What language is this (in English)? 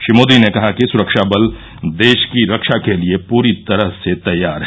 Hindi